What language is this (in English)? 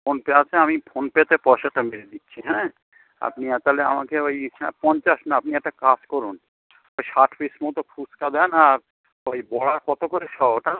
Bangla